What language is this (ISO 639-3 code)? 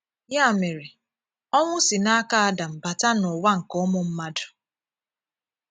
ibo